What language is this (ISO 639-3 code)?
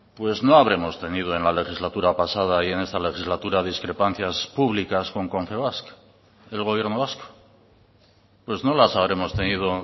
spa